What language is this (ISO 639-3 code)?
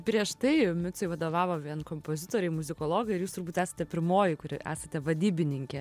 lit